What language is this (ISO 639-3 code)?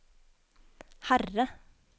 nor